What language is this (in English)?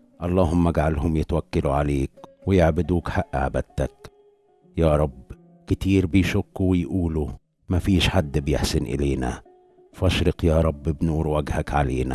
Arabic